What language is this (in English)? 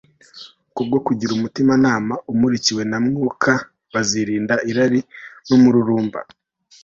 Kinyarwanda